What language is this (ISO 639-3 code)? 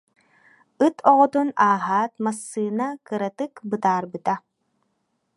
sah